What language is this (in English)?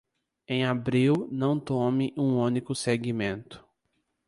Portuguese